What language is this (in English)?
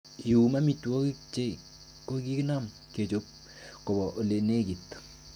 Kalenjin